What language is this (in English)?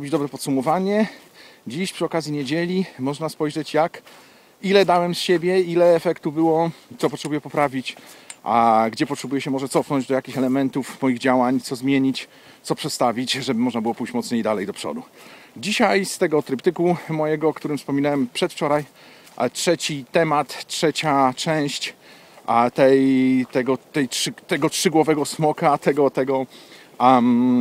Polish